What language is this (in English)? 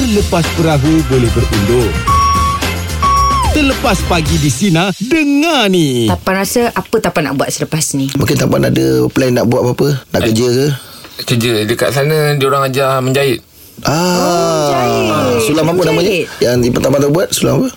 Malay